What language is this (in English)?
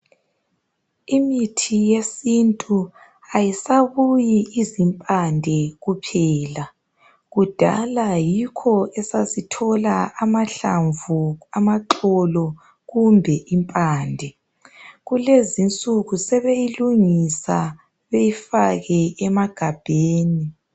North Ndebele